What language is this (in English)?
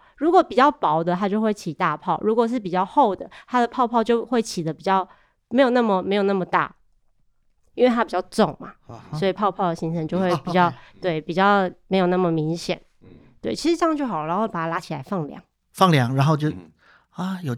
Chinese